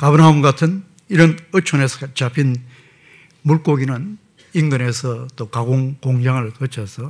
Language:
Korean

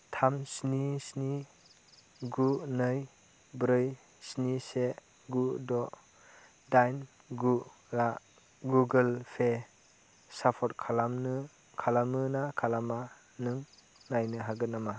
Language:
Bodo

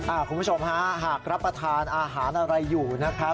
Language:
Thai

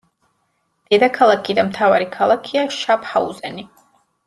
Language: Georgian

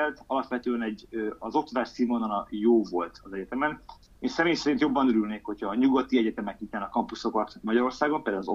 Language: Hungarian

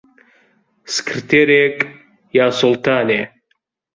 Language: Central Kurdish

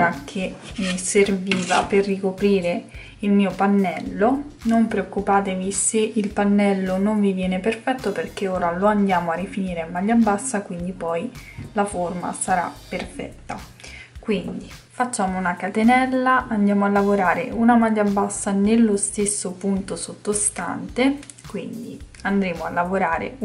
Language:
Italian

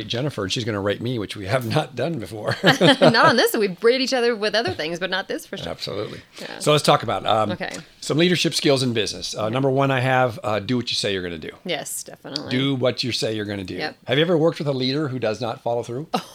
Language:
English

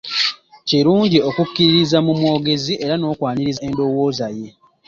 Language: Ganda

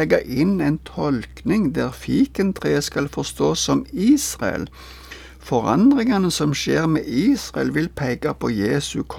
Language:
Danish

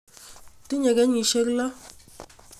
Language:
Kalenjin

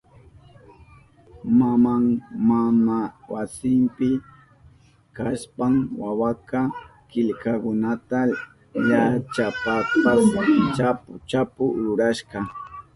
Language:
Southern Pastaza Quechua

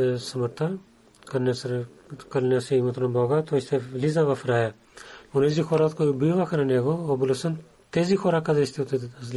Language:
Bulgarian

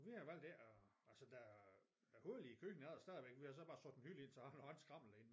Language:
Danish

